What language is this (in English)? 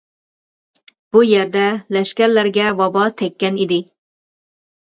Uyghur